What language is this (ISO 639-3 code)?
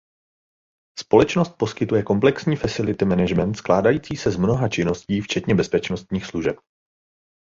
ces